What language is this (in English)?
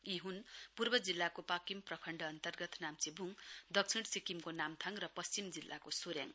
Nepali